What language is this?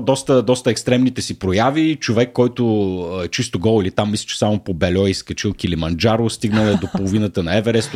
Bulgarian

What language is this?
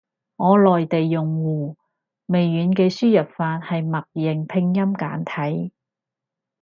Cantonese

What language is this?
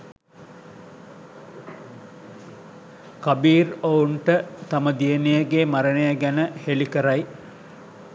Sinhala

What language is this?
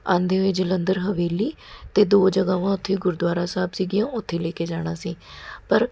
Punjabi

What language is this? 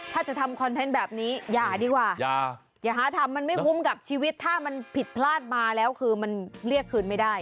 Thai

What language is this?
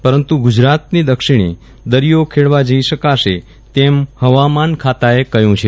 Gujarati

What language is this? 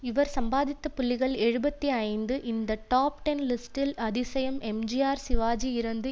Tamil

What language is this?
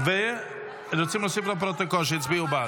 Hebrew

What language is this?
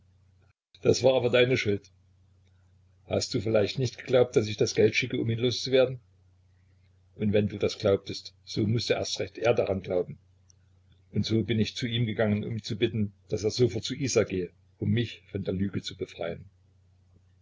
German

